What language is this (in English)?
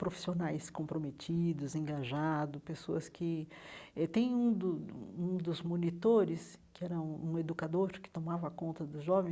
Portuguese